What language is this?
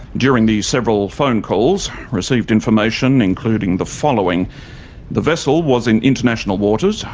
English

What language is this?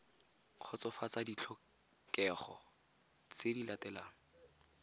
Tswana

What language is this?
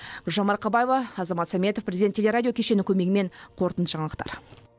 Kazakh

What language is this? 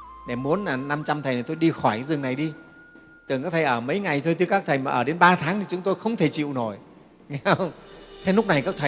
Vietnamese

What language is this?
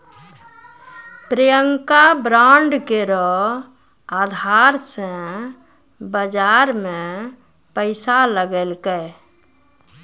Maithili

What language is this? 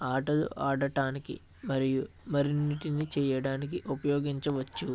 Telugu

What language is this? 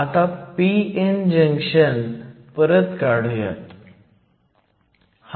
Marathi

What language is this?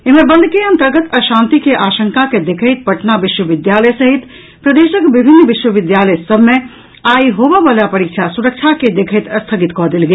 Maithili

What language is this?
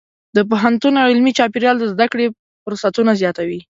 Pashto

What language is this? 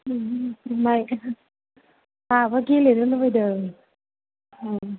Bodo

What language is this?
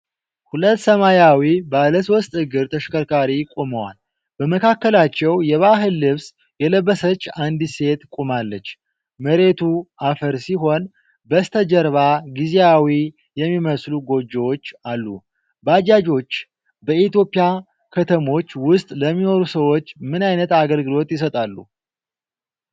Amharic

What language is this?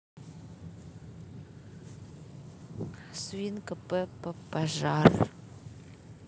Russian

